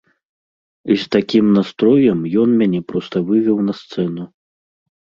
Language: Belarusian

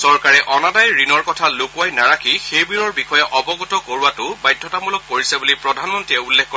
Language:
Assamese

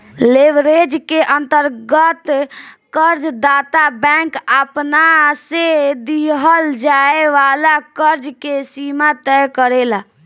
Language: Bhojpuri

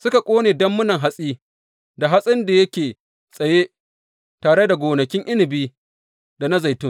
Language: Hausa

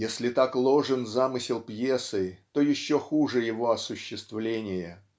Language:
Russian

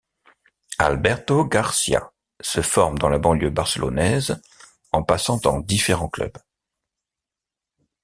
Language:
French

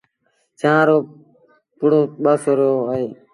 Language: Sindhi Bhil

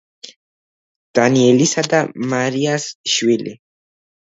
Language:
Georgian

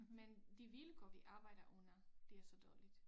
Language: Danish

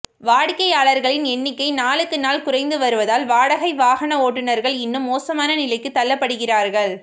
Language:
Tamil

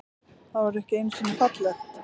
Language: Icelandic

